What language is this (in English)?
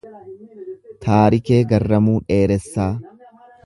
Oromo